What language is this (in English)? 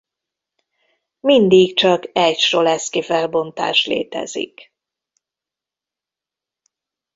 Hungarian